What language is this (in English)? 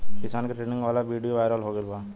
Bhojpuri